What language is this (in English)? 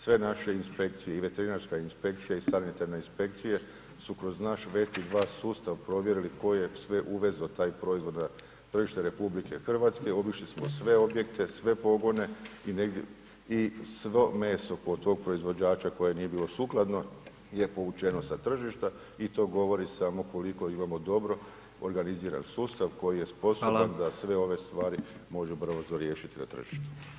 Croatian